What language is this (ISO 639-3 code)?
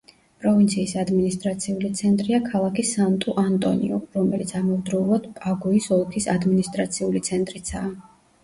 kat